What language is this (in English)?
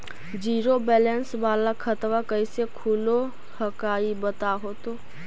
Magahi